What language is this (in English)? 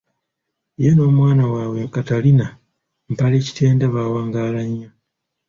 Ganda